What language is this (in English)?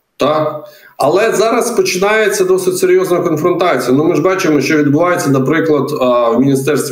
Ukrainian